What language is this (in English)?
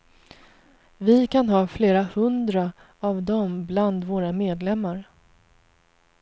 Swedish